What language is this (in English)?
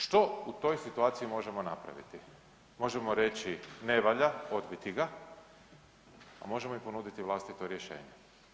Croatian